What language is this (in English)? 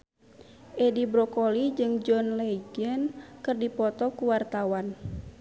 Sundanese